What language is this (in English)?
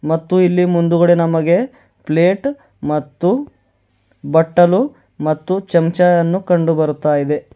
Kannada